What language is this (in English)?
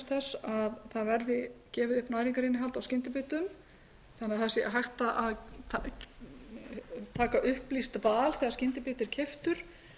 Icelandic